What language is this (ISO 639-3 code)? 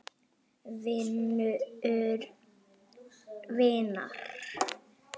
isl